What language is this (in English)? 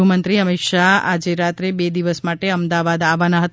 Gujarati